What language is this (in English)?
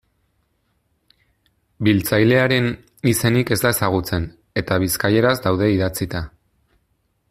Basque